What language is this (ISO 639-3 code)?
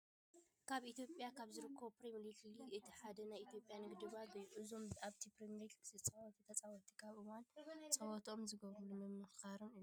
tir